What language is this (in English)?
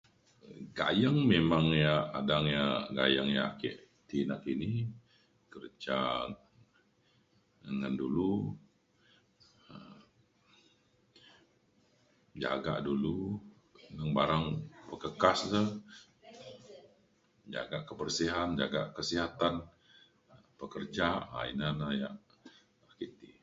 Mainstream Kenyah